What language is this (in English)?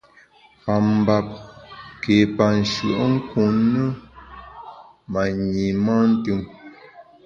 Bamun